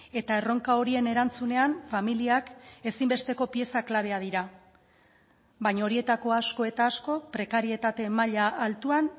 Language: Basque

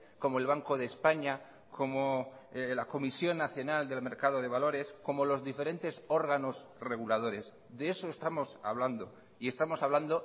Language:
Spanish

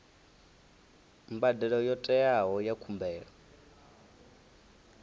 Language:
Venda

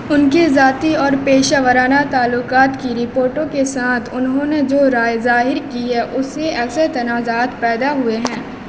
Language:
Urdu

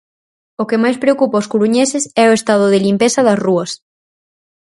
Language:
Galician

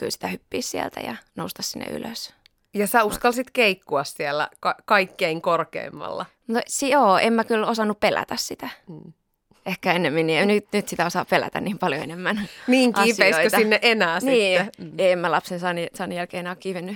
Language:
Finnish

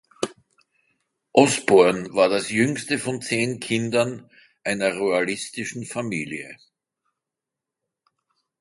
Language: German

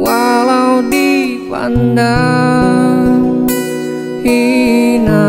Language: Indonesian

